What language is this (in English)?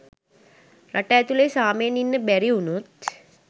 Sinhala